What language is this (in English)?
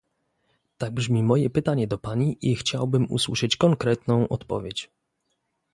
Polish